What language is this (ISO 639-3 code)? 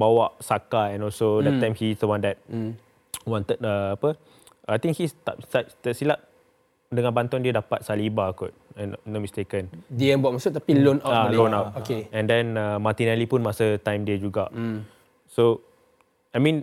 msa